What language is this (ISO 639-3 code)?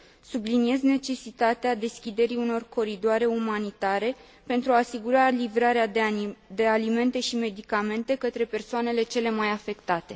ron